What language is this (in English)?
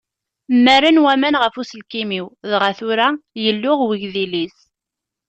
Kabyle